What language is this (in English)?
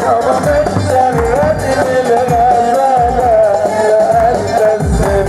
Arabic